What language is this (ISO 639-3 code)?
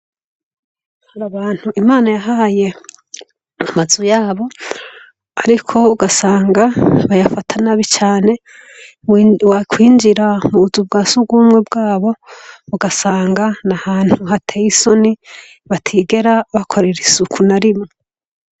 run